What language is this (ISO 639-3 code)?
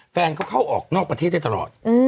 tha